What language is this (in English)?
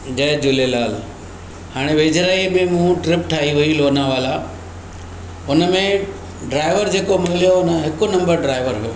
Sindhi